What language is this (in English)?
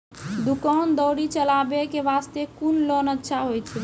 Maithili